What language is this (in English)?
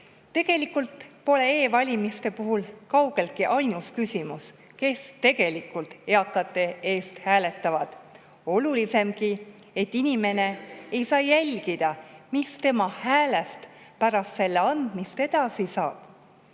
Estonian